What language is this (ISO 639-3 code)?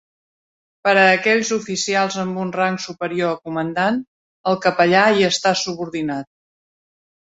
cat